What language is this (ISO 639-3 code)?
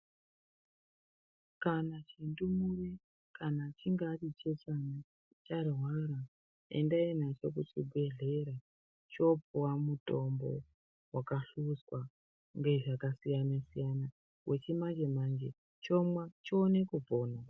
ndc